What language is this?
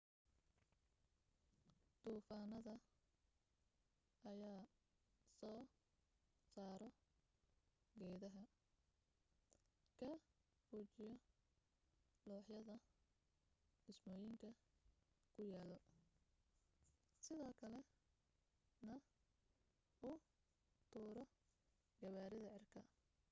Somali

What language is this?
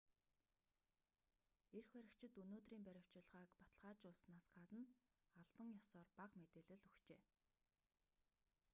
Mongolian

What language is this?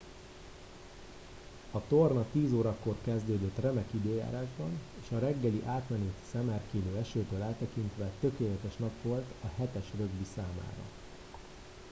Hungarian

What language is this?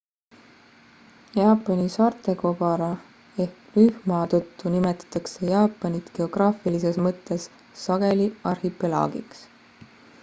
Estonian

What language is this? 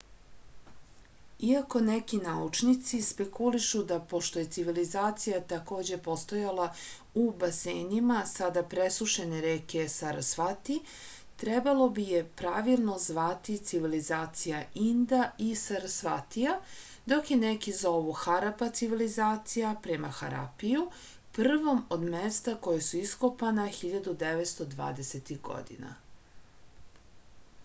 Serbian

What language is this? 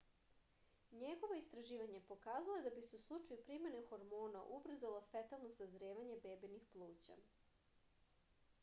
Serbian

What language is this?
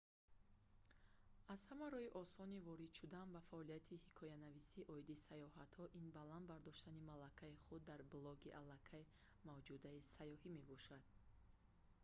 Tajik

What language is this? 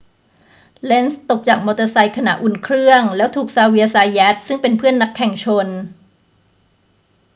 Thai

